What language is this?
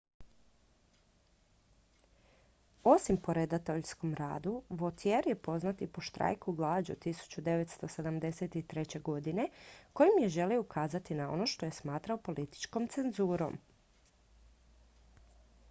Croatian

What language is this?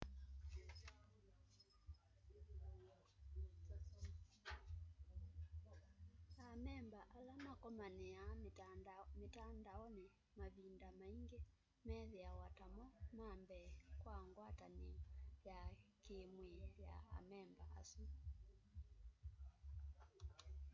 Kamba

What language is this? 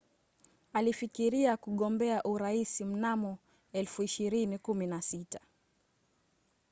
Swahili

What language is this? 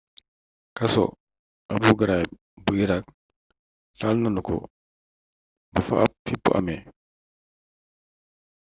Wolof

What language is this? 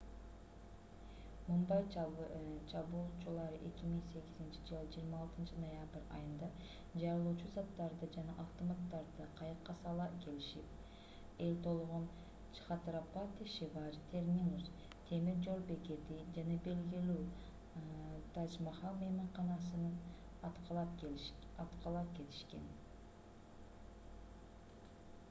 Kyrgyz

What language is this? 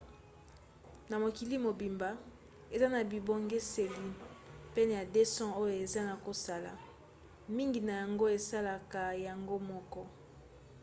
Lingala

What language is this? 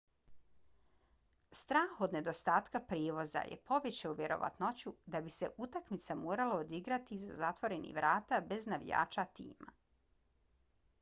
Bosnian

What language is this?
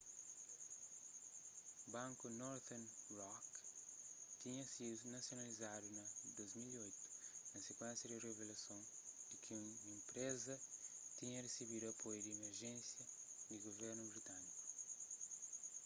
Kabuverdianu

